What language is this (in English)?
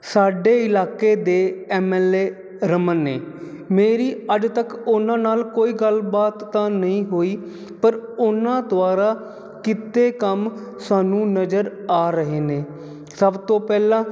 Punjabi